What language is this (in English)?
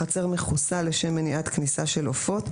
Hebrew